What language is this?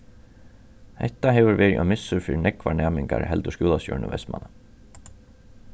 Faroese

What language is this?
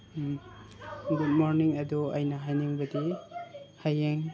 Manipuri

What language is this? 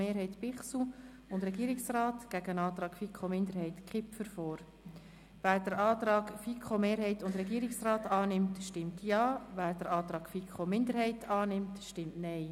Swiss German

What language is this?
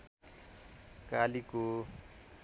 Nepali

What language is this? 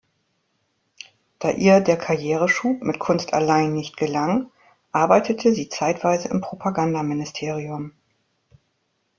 German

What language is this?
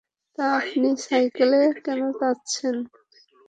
Bangla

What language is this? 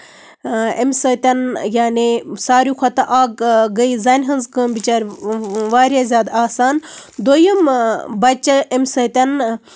Kashmiri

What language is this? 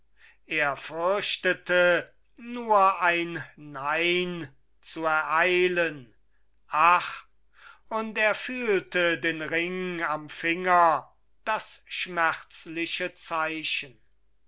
German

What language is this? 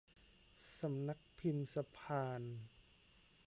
Thai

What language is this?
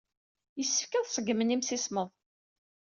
Kabyle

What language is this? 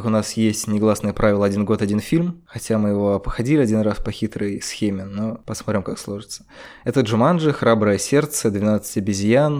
Russian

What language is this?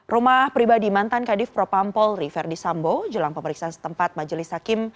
Indonesian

